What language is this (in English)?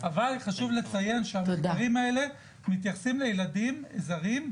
Hebrew